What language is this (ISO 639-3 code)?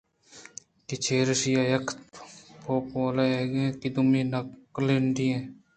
bgp